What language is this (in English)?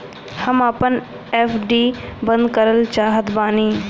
Bhojpuri